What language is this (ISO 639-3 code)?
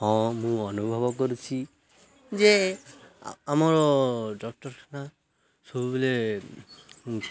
ori